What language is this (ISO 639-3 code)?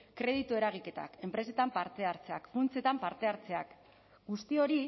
eus